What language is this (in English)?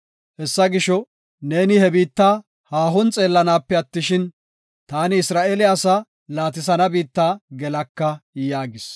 Gofa